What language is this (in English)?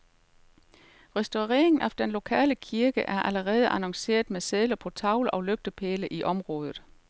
Danish